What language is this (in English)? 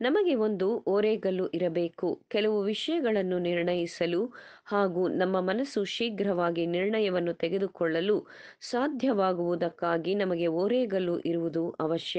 Kannada